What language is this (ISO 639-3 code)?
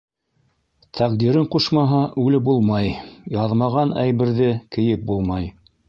bak